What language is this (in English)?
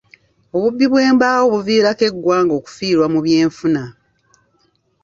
Ganda